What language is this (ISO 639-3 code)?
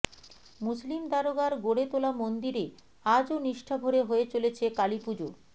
ben